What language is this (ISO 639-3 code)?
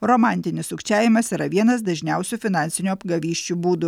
lit